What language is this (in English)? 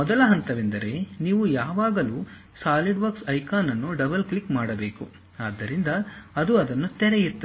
Kannada